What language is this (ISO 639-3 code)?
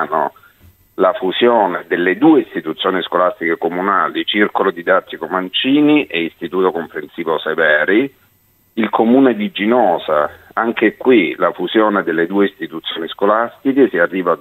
ita